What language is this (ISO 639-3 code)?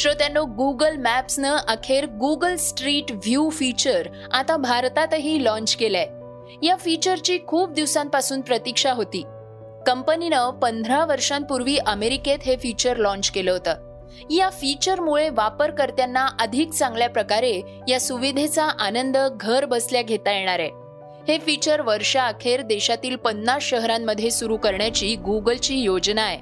mar